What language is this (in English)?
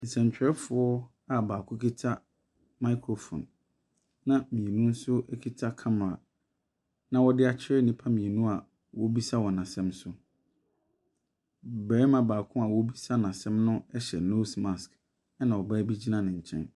Akan